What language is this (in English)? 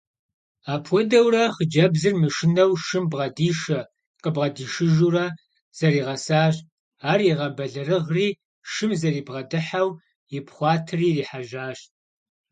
Kabardian